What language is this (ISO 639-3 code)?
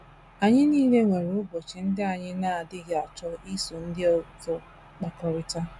ibo